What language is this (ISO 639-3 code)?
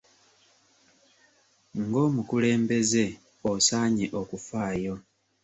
lug